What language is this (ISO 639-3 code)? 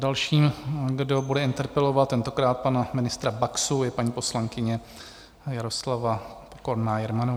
ces